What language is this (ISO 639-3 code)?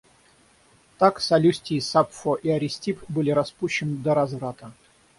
rus